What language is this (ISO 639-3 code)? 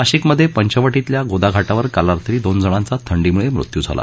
mar